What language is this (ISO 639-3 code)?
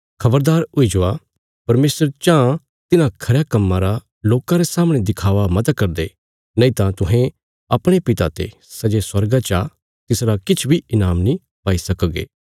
kfs